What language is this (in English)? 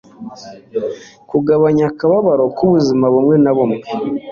Kinyarwanda